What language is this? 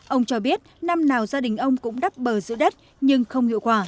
Vietnamese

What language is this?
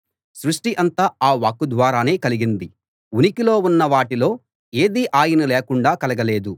Telugu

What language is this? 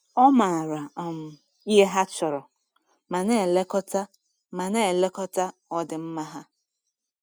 Igbo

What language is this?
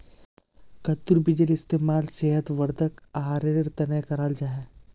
Magahi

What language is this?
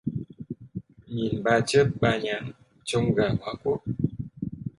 Vietnamese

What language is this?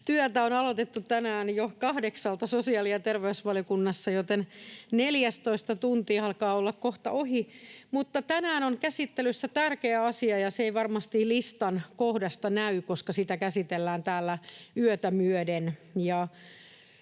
Finnish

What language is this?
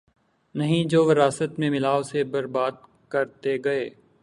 Urdu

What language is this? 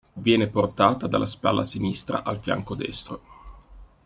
Italian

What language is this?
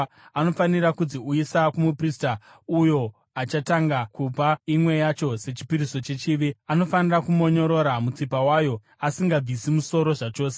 Shona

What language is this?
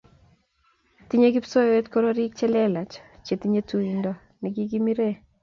Kalenjin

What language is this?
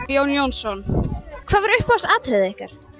Icelandic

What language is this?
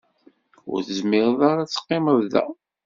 Kabyle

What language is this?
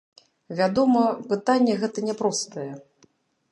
Belarusian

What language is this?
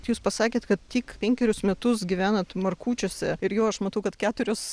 Lithuanian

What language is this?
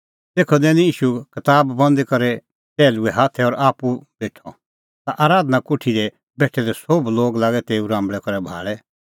Kullu Pahari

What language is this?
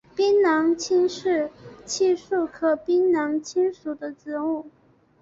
Chinese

